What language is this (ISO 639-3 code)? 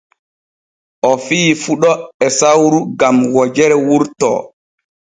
fue